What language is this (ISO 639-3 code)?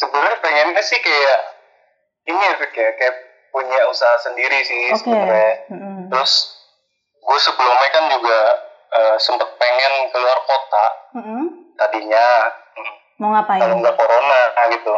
ind